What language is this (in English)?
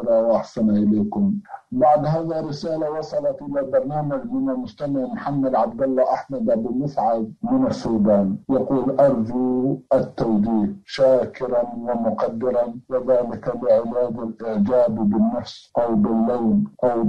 Arabic